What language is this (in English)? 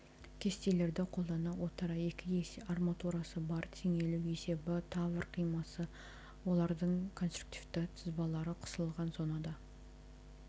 Kazakh